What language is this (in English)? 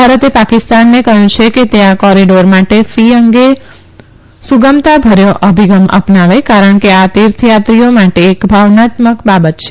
Gujarati